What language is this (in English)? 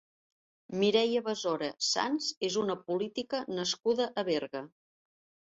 Catalan